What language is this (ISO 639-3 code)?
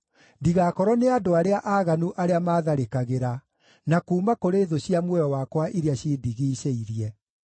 kik